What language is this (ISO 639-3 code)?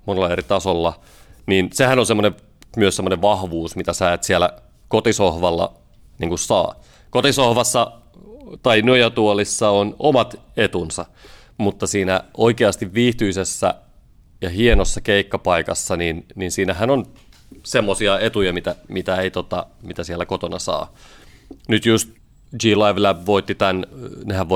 fin